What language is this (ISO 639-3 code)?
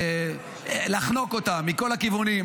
heb